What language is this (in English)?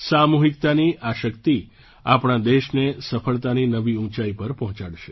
Gujarati